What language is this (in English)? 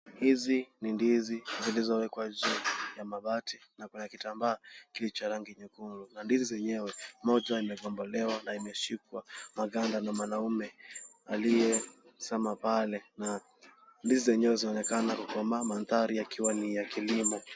Swahili